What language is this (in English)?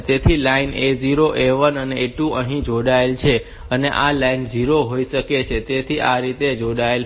Gujarati